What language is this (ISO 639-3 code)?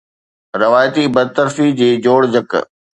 snd